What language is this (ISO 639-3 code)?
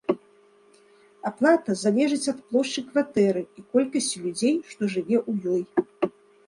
bel